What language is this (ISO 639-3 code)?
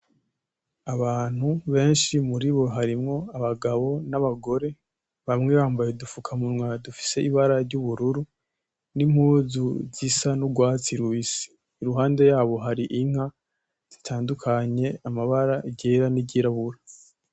run